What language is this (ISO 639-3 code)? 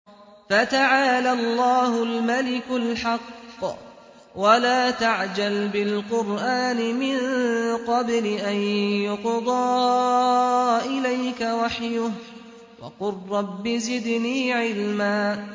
ara